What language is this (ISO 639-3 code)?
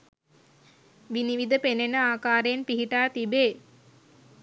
sin